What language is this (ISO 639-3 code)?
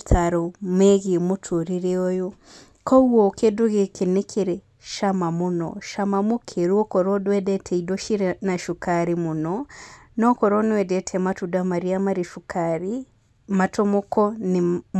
kik